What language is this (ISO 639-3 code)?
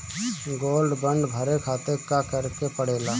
bho